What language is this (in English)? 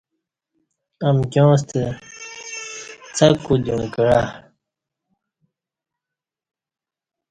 Kati